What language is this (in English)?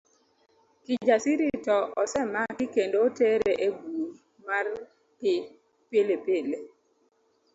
Luo (Kenya and Tanzania)